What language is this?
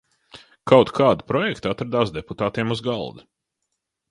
Latvian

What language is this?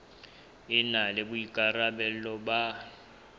Southern Sotho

